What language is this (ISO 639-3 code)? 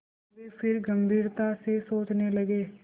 hin